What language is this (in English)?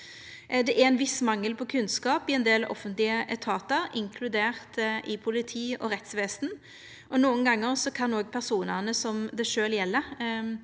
Norwegian